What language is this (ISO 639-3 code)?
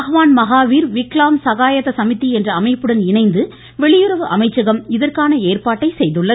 tam